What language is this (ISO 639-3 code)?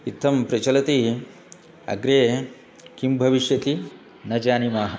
san